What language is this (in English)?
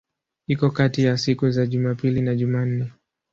Swahili